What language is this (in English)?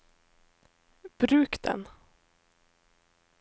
Norwegian